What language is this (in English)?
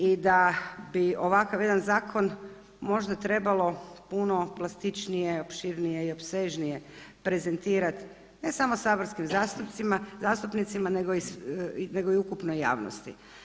Croatian